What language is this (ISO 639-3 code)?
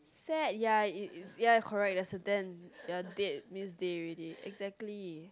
eng